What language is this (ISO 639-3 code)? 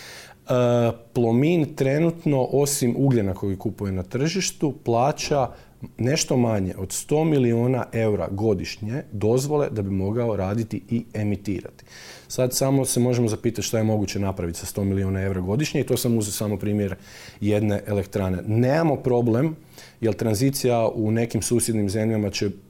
hrv